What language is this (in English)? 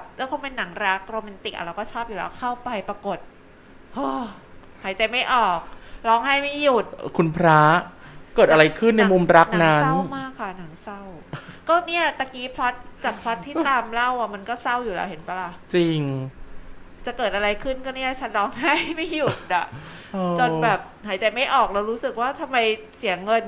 Thai